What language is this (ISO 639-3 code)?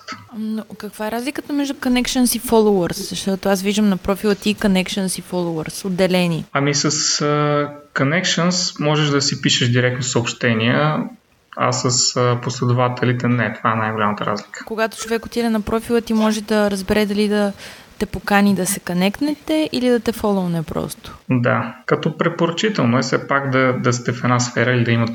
bul